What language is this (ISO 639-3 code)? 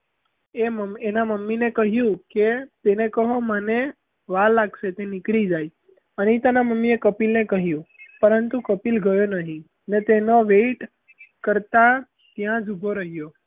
guj